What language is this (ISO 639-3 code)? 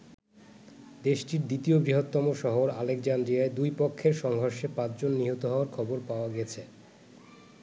ben